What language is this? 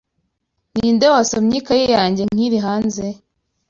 Kinyarwanda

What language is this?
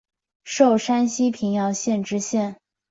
Chinese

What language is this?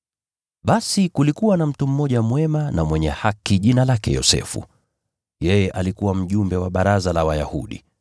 Swahili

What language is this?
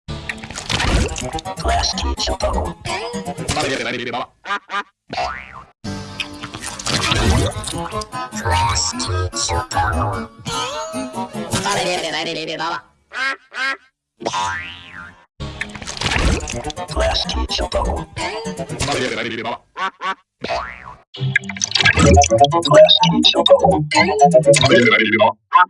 Japanese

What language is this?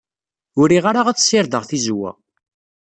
Kabyle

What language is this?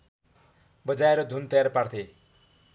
Nepali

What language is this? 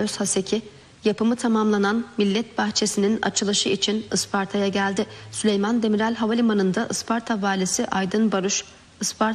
Turkish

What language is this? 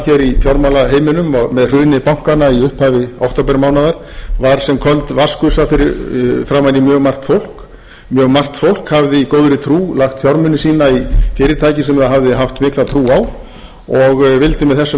Icelandic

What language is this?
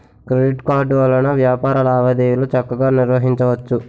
Telugu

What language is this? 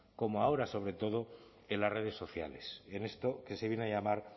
Spanish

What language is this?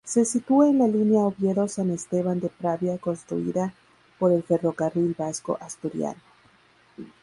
Spanish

